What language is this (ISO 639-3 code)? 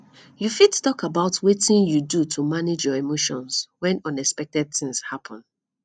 pcm